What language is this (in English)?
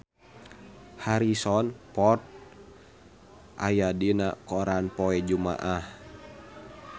Sundanese